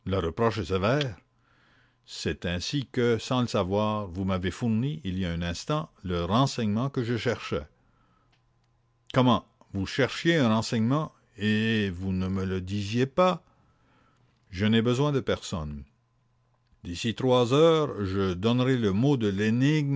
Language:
French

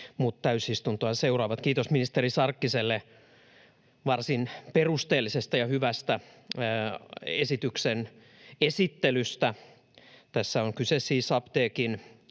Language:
Finnish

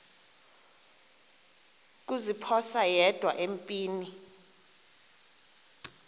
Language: Xhosa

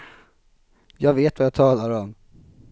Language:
Swedish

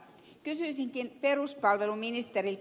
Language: Finnish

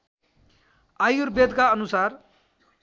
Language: Nepali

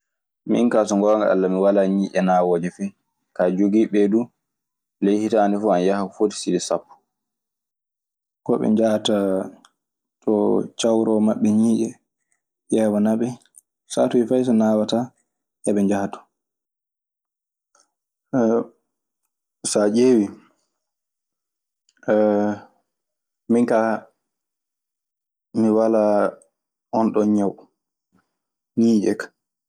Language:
Maasina Fulfulde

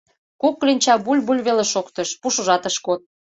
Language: Mari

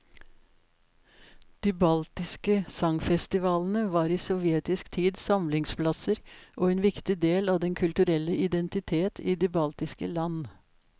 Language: Norwegian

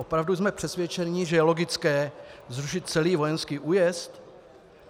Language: Czech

